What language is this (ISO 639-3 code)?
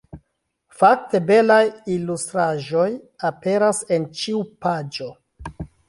epo